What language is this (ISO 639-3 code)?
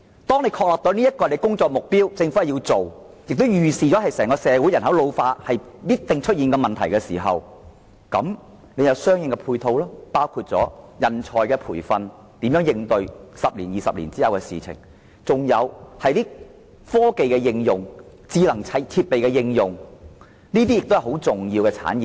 yue